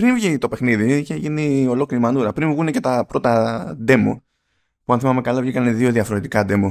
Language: Greek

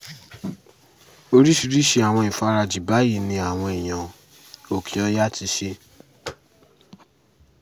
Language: Yoruba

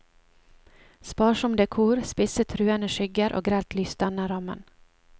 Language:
Norwegian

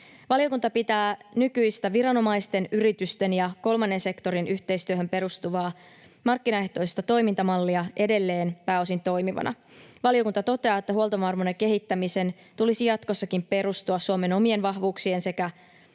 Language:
Finnish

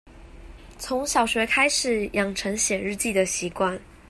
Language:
Chinese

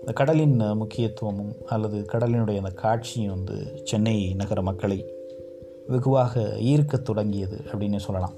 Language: Tamil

